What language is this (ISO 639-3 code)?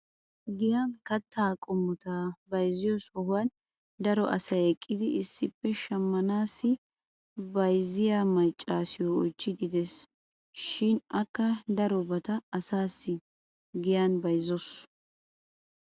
wal